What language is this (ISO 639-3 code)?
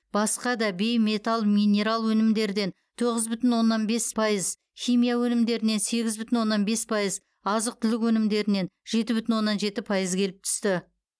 kaz